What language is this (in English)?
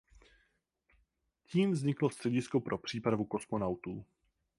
Czech